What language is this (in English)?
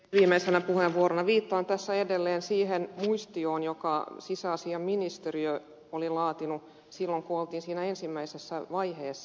Finnish